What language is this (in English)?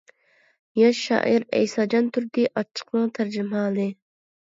Uyghur